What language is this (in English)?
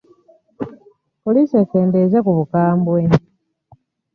Ganda